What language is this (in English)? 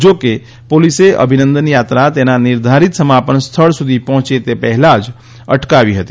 Gujarati